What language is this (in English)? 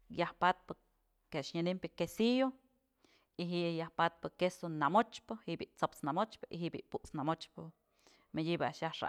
Mazatlán Mixe